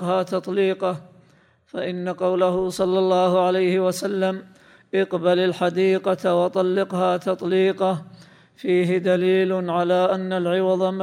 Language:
Arabic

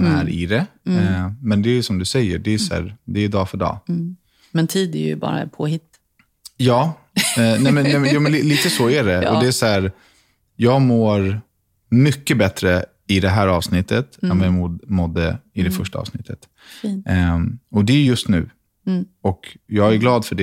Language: Swedish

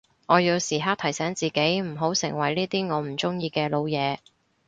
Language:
Cantonese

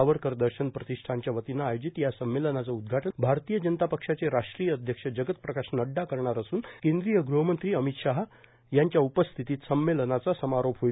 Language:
Marathi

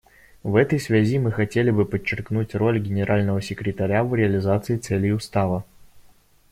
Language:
Russian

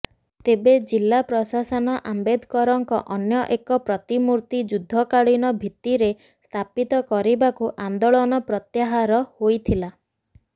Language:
Odia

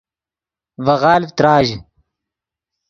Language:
Yidgha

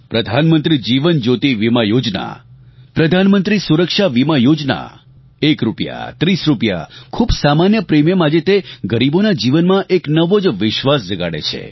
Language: Gujarati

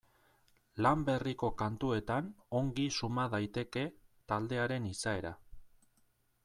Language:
Basque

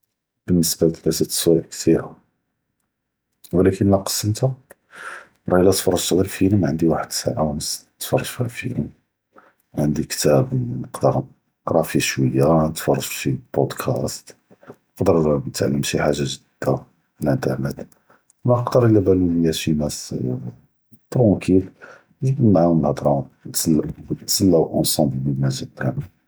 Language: Judeo-Arabic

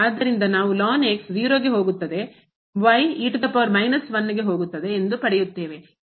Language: Kannada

